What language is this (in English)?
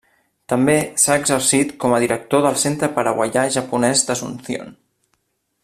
Catalan